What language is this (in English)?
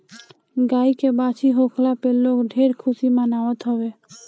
Bhojpuri